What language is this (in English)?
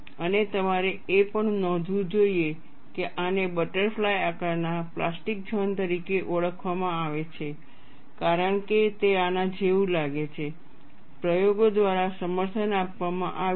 Gujarati